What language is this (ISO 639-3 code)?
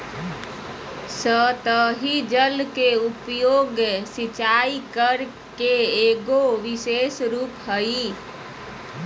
mag